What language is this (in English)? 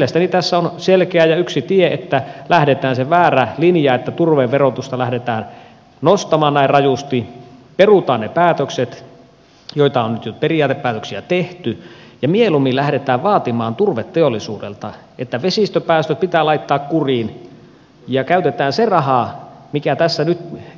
Finnish